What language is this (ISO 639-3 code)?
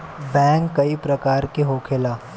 bho